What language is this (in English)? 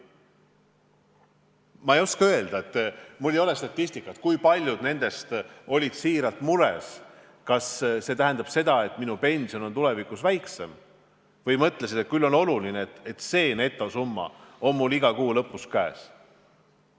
Estonian